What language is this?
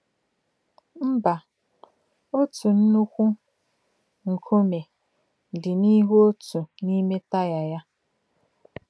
Igbo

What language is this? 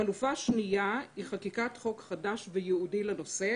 Hebrew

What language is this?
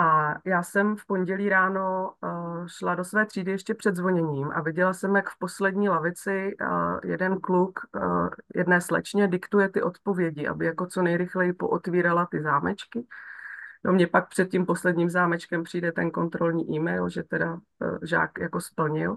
Czech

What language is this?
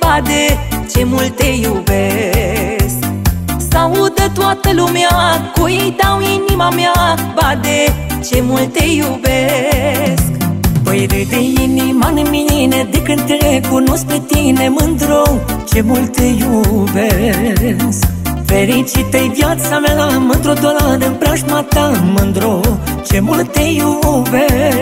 Romanian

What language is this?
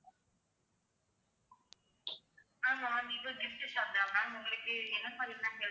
Tamil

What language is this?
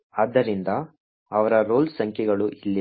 Kannada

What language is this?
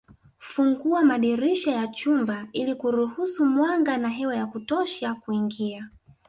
Swahili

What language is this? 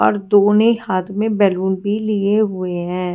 Hindi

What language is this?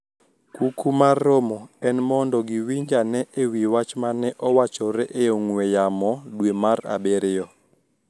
Luo (Kenya and Tanzania)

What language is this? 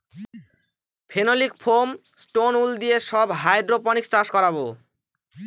Bangla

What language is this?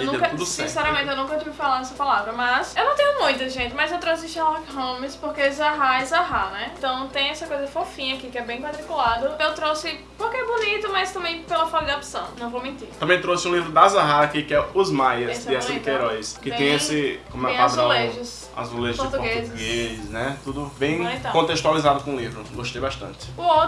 Portuguese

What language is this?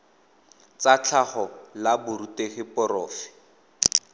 Tswana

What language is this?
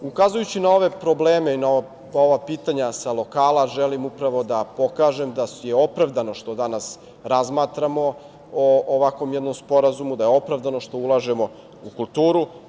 Serbian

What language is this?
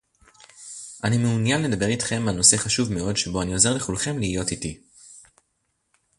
Hebrew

